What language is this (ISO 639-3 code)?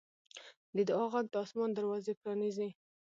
pus